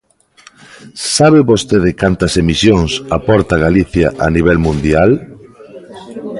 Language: Galician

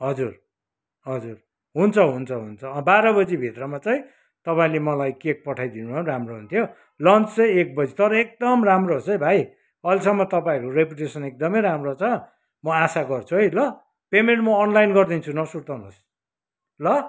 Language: Nepali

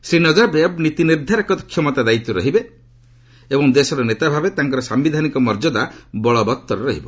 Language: Odia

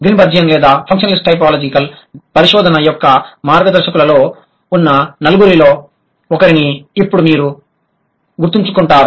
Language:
Telugu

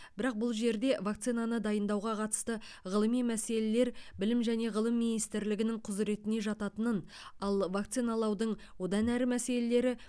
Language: Kazakh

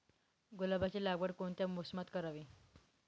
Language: Marathi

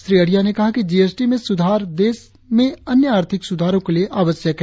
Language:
Hindi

